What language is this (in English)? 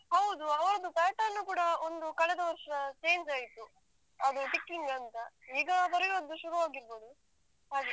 Kannada